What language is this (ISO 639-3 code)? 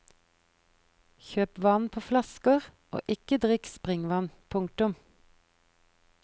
nor